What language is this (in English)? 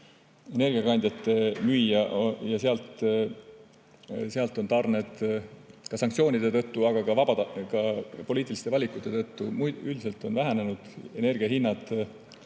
Estonian